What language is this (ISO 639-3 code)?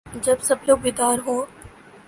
urd